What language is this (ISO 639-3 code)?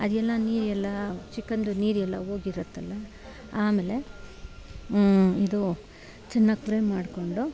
kan